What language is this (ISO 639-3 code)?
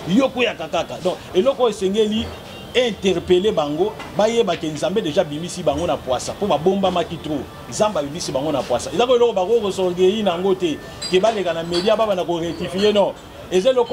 fra